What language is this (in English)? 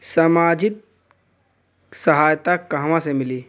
Bhojpuri